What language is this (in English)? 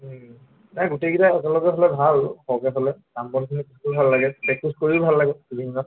Assamese